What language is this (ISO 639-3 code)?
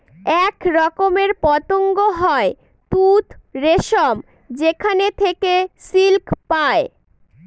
ben